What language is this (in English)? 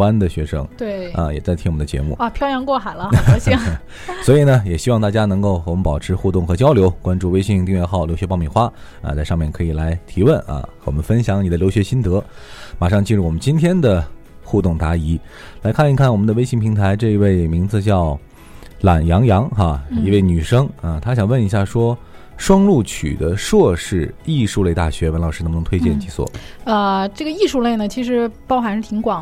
Chinese